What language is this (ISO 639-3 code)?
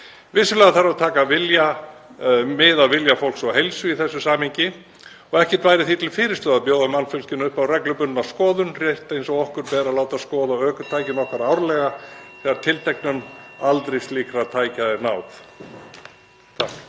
isl